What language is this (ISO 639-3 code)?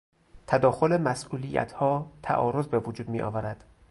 fas